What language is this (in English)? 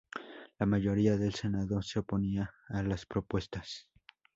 Spanish